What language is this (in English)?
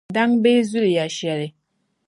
Dagbani